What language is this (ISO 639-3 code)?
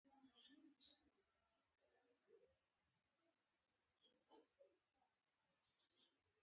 pus